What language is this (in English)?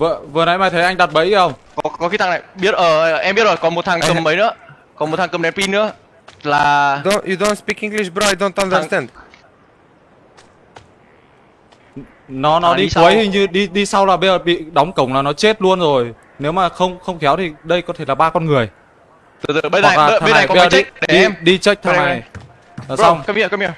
Vietnamese